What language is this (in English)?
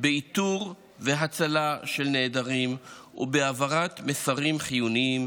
Hebrew